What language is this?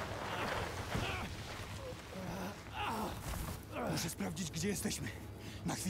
Polish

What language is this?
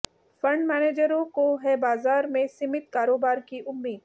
Hindi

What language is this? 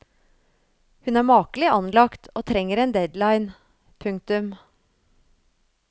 Norwegian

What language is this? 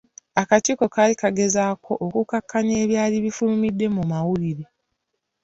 Ganda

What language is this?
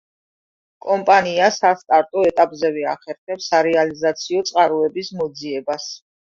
Georgian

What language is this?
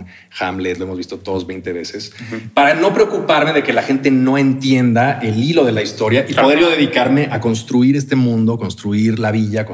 Spanish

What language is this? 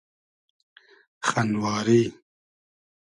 Hazaragi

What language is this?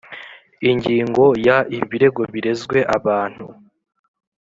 Kinyarwanda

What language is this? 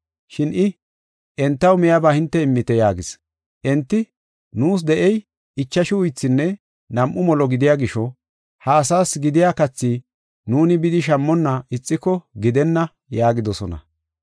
Gofa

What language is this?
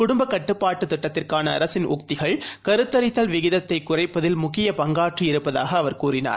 Tamil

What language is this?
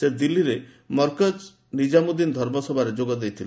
Odia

